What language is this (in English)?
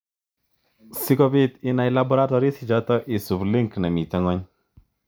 Kalenjin